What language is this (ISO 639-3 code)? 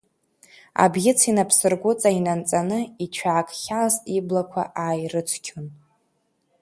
abk